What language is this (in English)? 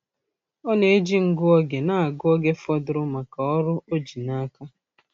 Igbo